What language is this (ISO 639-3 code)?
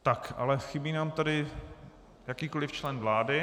ces